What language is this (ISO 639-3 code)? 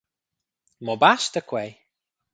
roh